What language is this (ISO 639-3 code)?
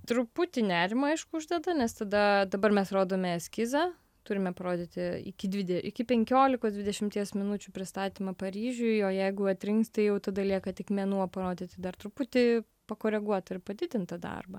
lit